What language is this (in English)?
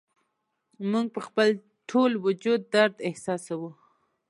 Pashto